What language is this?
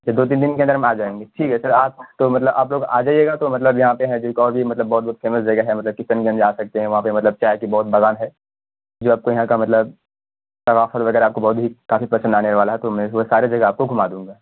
Urdu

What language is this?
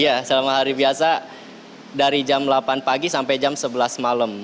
Indonesian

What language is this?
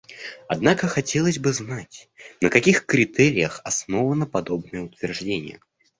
Russian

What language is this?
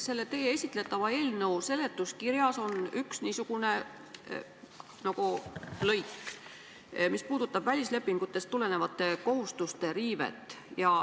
Estonian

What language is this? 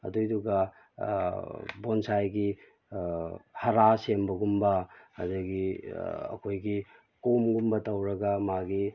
Manipuri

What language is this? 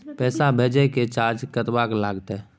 Maithili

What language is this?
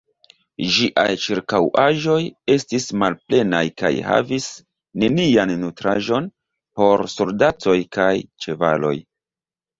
Esperanto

